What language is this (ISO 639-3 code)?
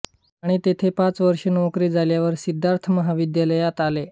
mar